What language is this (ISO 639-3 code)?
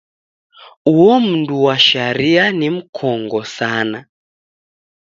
dav